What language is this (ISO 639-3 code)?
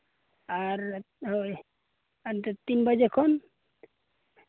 sat